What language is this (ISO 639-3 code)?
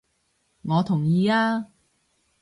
yue